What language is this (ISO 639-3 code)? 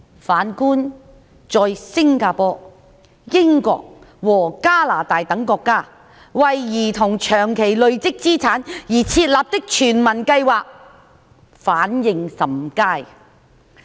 yue